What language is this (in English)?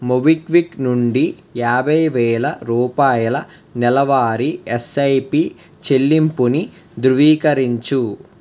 Telugu